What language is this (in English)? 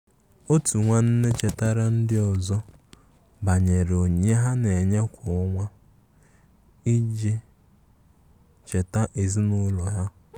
Igbo